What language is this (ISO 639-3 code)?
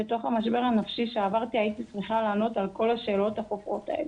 heb